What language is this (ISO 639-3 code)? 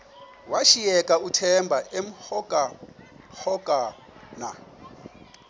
xho